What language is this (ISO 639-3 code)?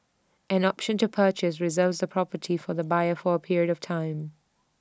eng